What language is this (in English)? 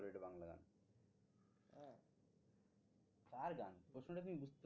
Bangla